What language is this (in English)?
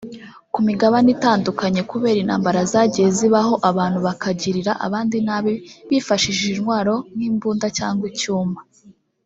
Kinyarwanda